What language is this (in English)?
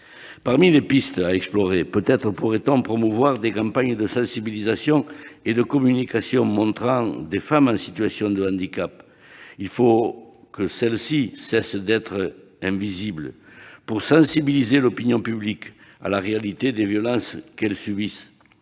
French